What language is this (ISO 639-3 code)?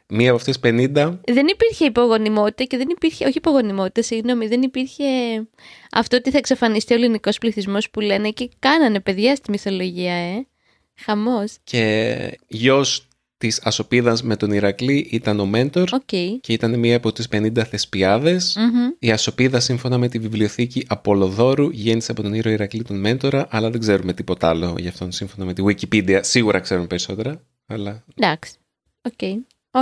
ell